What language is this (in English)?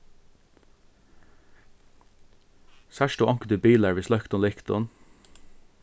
Faroese